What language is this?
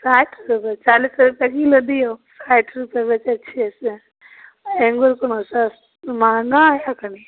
Maithili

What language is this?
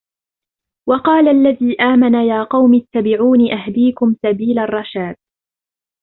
Arabic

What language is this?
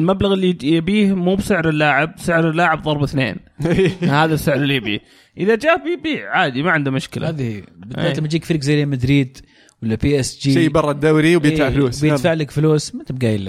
Arabic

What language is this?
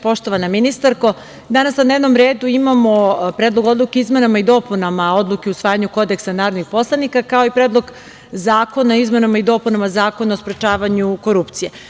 Serbian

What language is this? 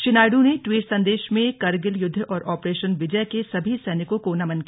Hindi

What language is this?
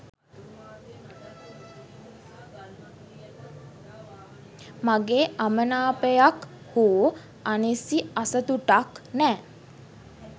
Sinhala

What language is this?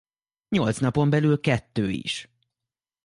Hungarian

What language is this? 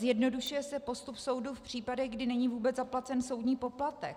Czech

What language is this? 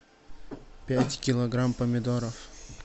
Russian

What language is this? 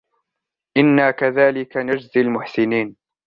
Arabic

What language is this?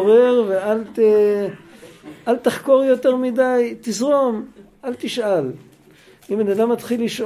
Hebrew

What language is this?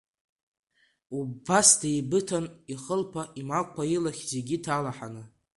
Abkhazian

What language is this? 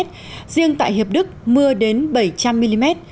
Vietnamese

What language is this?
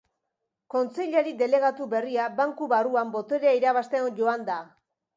Basque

